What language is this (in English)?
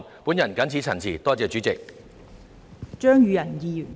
Cantonese